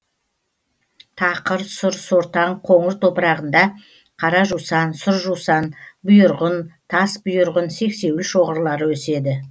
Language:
Kazakh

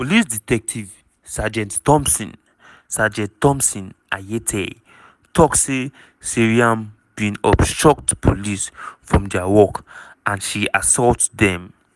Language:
Nigerian Pidgin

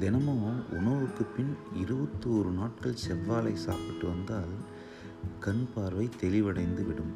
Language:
Tamil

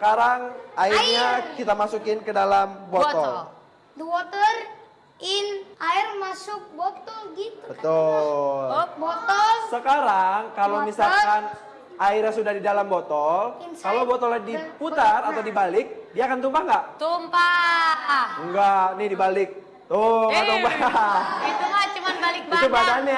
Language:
Indonesian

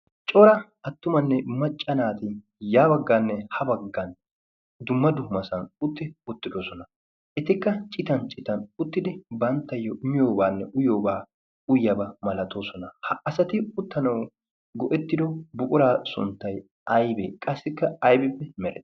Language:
Wolaytta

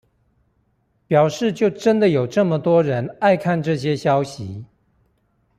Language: Chinese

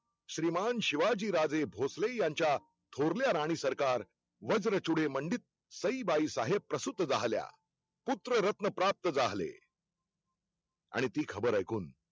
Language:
Marathi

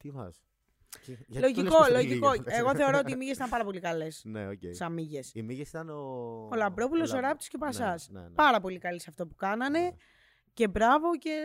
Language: Greek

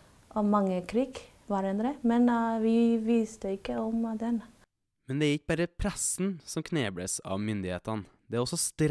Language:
Norwegian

